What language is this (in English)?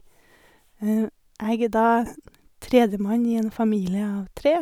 Norwegian